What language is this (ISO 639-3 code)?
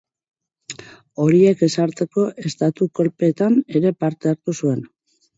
eus